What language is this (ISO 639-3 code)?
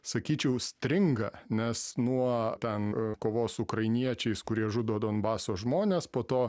lit